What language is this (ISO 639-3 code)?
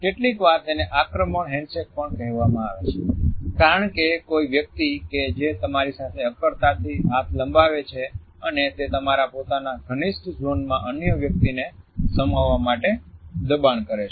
guj